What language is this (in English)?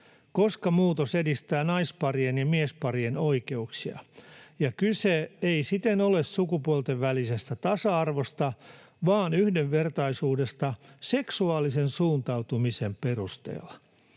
Finnish